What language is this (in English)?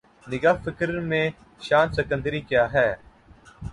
Urdu